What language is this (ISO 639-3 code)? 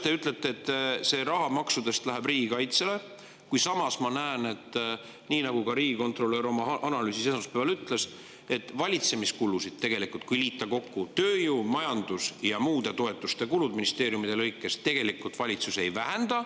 est